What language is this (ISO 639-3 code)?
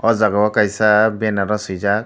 trp